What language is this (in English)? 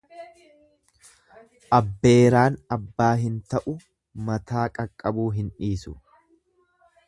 Oromo